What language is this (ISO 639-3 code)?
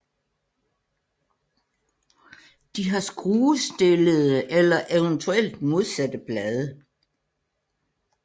dan